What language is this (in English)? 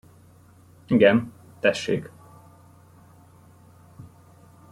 Hungarian